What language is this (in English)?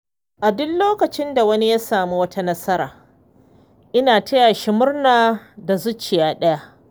Hausa